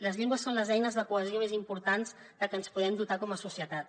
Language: Catalan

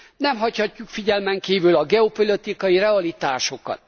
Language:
Hungarian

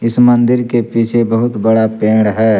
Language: Hindi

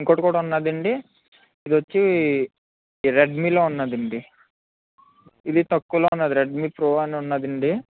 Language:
Telugu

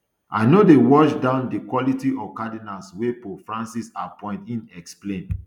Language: Nigerian Pidgin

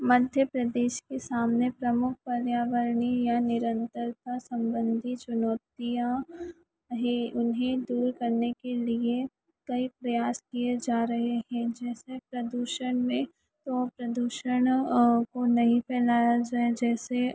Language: Hindi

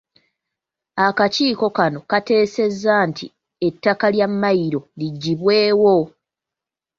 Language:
Ganda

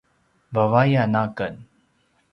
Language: Paiwan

